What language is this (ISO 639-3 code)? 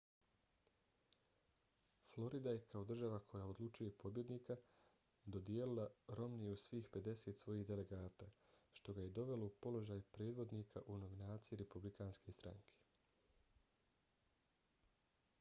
bos